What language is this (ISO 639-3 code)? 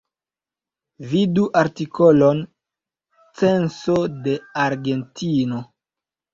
epo